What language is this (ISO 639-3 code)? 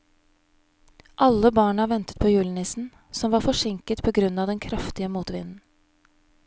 nor